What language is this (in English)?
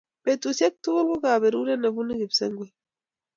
Kalenjin